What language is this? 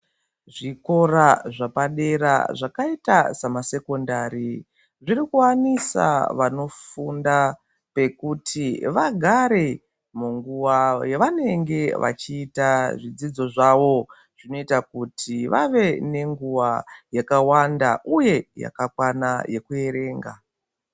Ndau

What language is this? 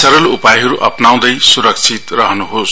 Nepali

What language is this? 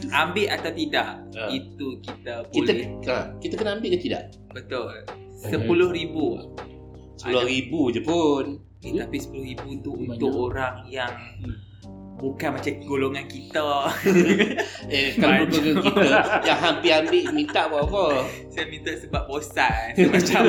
Malay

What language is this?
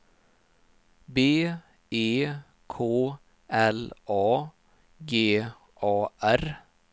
Swedish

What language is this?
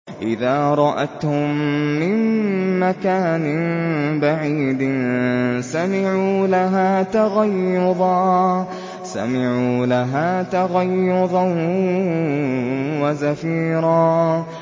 Arabic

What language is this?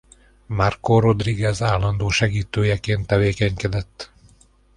Hungarian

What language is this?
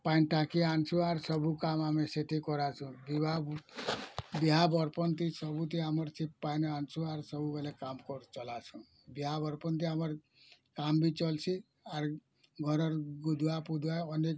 Odia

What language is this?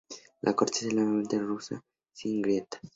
Spanish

